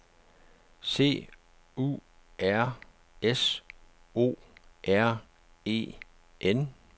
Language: Danish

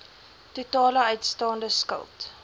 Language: Afrikaans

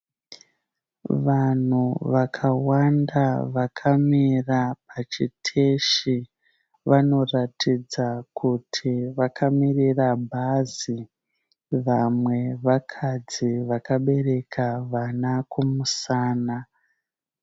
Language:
Shona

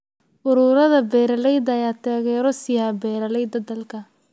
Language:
Somali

